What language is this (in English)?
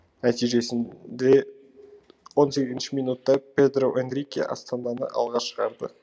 Kazakh